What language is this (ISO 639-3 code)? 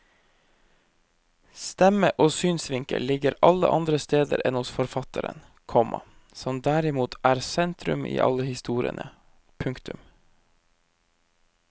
nor